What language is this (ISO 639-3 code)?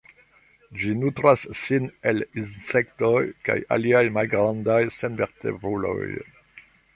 epo